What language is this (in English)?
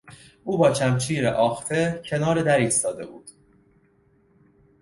Persian